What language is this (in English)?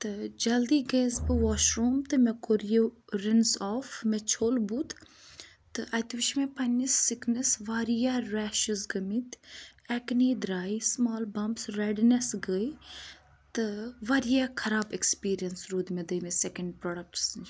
Kashmiri